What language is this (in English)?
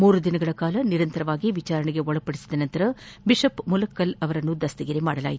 Kannada